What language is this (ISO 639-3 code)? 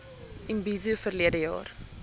afr